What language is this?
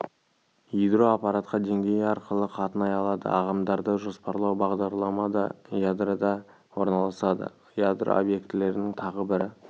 Kazakh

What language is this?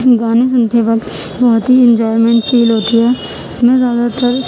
Urdu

